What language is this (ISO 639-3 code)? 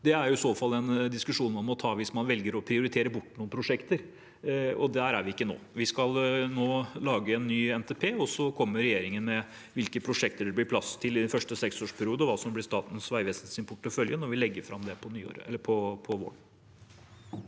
nor